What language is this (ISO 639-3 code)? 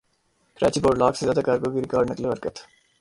urd